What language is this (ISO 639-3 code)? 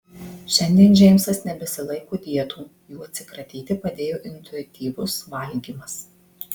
lit